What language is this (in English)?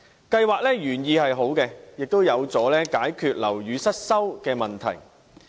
Cantonese